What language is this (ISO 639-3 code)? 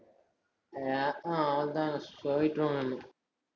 tam